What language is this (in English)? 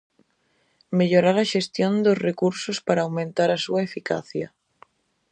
Galician